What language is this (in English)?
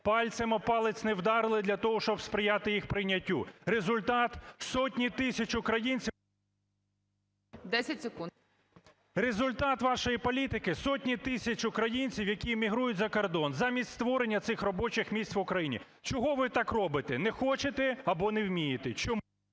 Ukrainian